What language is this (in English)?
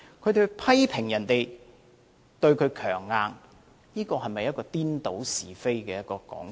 Cantonese